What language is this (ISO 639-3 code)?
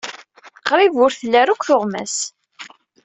kab